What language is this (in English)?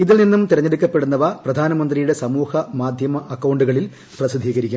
Malayalam